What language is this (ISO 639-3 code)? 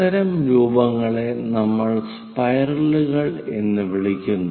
mal